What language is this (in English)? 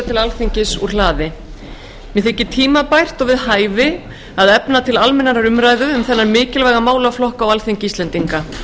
Icelandic